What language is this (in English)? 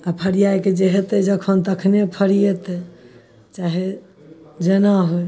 Maithili